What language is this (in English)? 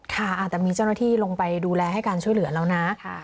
Thai